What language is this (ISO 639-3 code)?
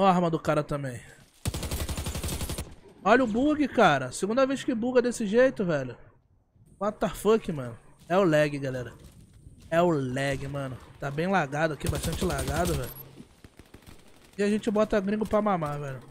por